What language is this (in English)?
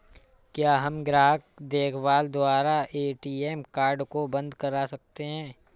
Hindi